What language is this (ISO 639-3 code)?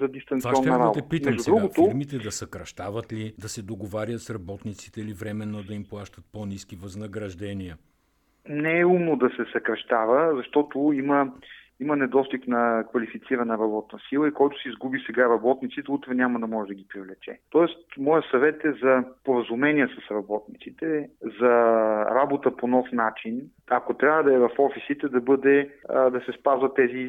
bul